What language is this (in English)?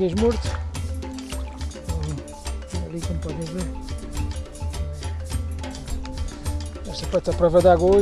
Portuguese